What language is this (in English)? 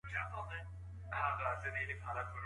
Pashto